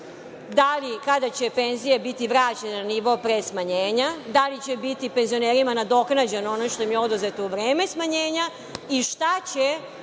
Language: Serbian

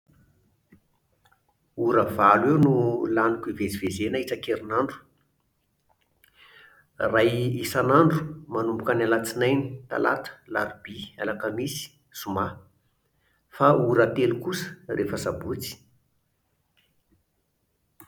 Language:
Malagasy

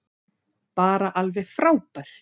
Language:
Icelandic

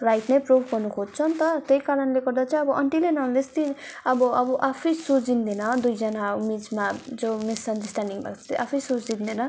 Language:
Nepali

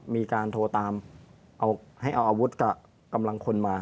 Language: Thai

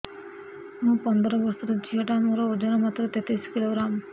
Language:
Odia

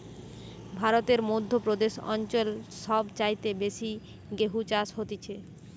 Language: Bangla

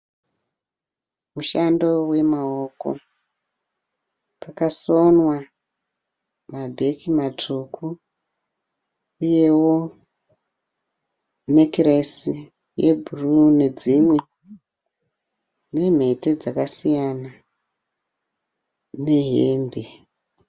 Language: Shona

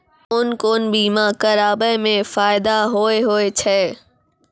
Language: Maithili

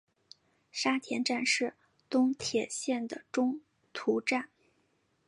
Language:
Chinese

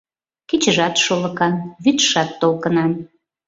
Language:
Mari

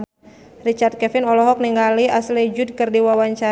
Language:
Sundanese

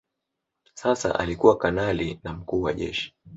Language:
Swahili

